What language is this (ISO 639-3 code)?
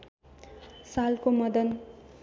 nep